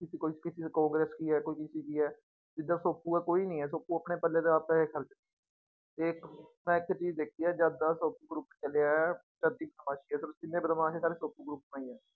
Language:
Punjabi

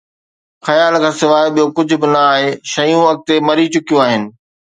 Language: Sindhi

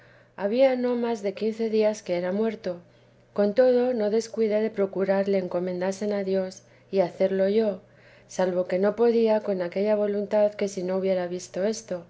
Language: Spanish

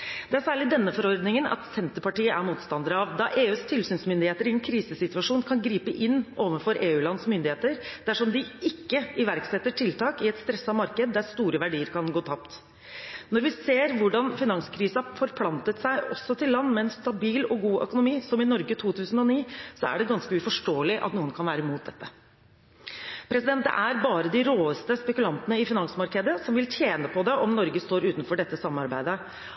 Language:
Norwegian Bokmål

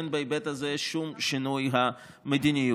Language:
Hebrew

